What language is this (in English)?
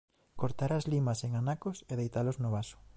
Galician